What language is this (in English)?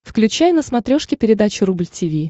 Russian